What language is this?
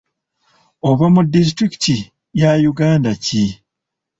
Ganda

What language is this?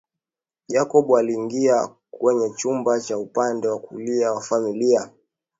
Swahili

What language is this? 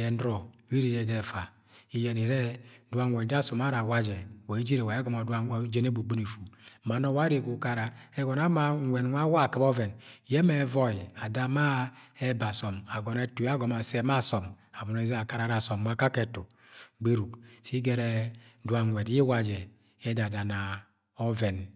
Agwagwune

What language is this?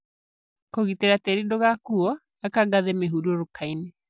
Kikuyu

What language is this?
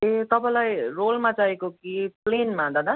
Nepali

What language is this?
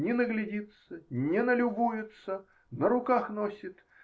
Russian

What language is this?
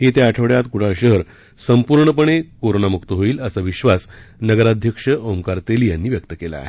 Marathi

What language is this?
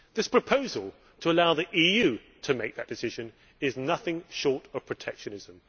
English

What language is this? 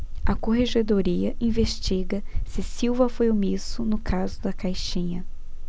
Portuguese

